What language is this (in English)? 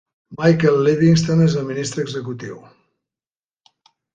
Catalan